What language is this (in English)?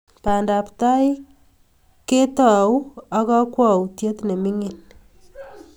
Kalenjin